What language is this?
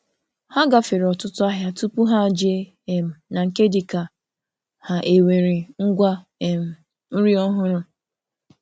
Igbo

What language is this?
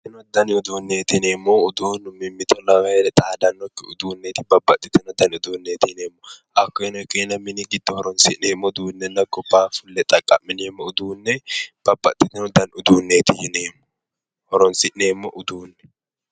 Sidamo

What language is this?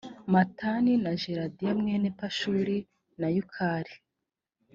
Kinyarwanda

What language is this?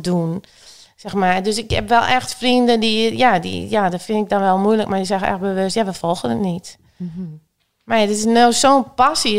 Dutch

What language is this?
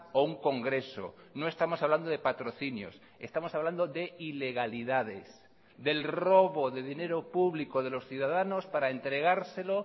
Spanish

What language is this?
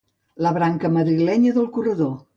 Catalan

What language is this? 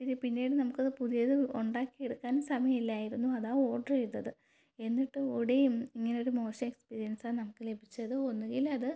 Malayalam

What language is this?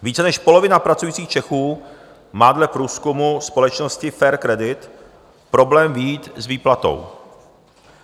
Czech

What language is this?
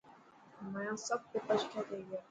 Dhatki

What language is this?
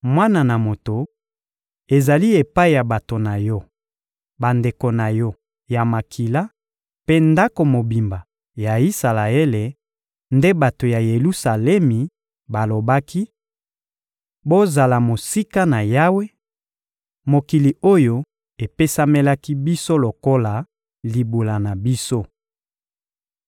Lingala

